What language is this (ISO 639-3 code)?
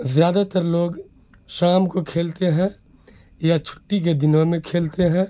urd